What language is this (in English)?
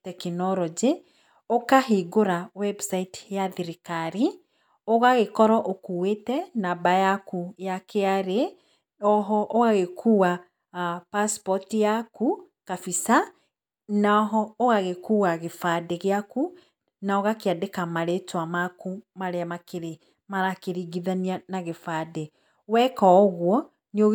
Kikuyu